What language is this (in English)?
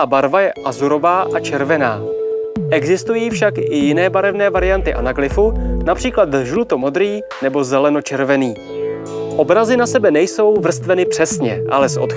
Czech